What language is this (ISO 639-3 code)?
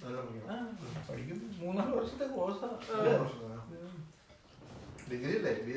mal